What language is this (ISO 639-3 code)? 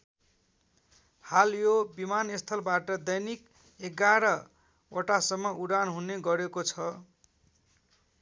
nep